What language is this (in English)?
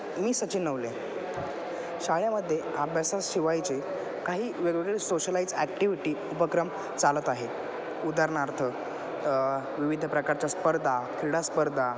Marathi